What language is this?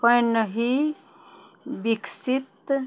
Maithili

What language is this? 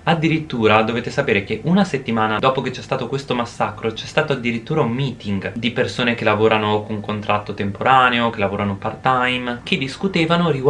Italian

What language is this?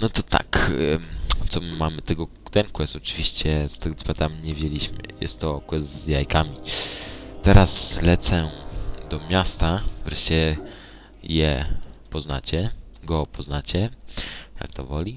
Polish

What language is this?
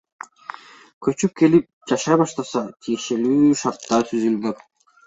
Kyrgyz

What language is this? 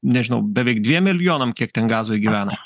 Lithuanian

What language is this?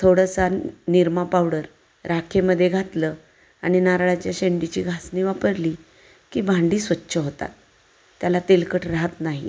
Marathi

